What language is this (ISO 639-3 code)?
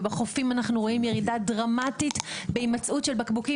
heb